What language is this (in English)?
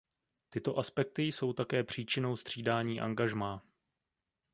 Czech